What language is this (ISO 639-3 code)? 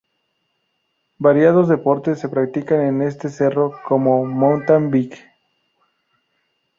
spa